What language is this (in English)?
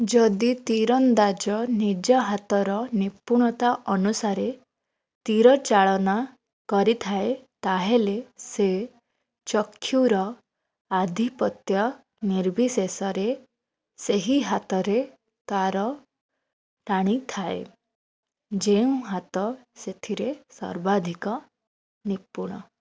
Odia